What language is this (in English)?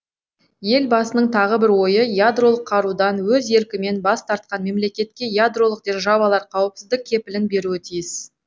Kazakh